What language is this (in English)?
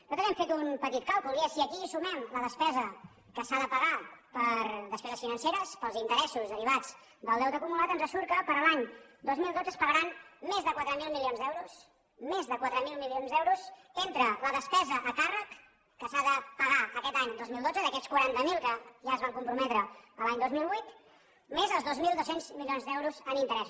Catalan